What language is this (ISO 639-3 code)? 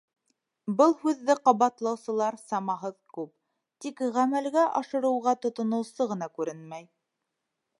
bak